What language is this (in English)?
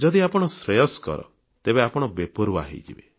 Odia